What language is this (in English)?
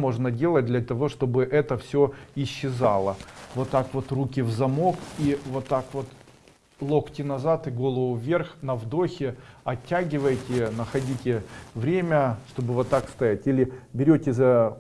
Russian